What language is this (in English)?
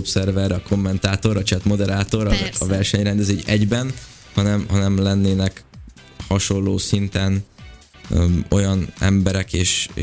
Hungarian